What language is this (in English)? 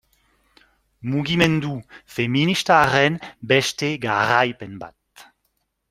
Basque